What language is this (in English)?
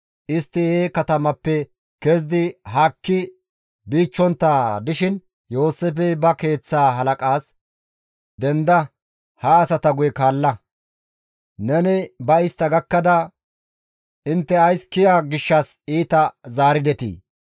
Gamo